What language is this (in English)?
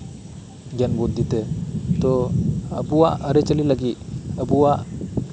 Santali